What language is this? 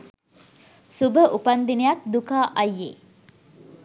Sinhala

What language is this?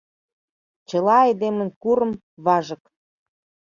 Mari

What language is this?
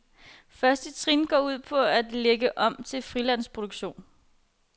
Danish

